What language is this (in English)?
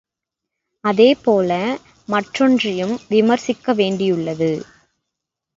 Tamil